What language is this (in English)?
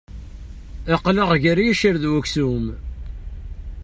Kabyle